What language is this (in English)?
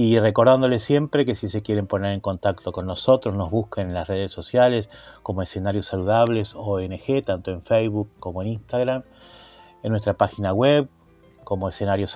Spanish